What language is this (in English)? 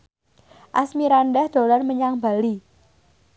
Javanese